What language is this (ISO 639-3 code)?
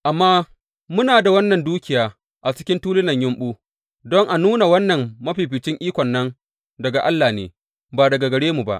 hau